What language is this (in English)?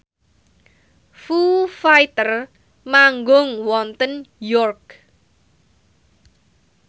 Javanese